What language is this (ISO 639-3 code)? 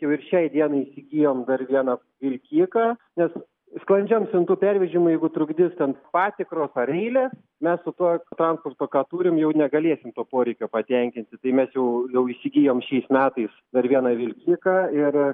lit